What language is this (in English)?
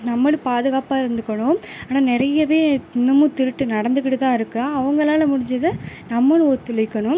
Tamil